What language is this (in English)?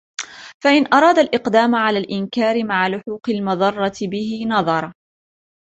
Arabic